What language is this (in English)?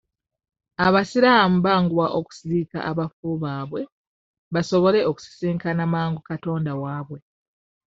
Ganda